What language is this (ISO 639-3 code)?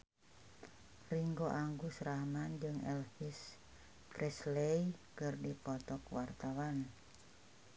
sun